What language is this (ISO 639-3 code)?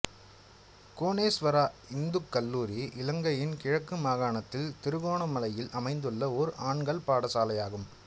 tam